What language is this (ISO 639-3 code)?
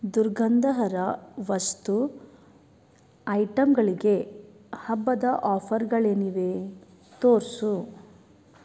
kan